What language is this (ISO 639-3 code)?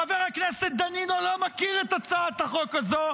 heb